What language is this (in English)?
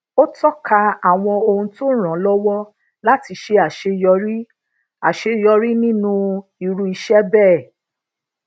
Yoruba